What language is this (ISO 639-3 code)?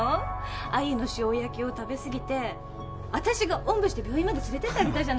jpn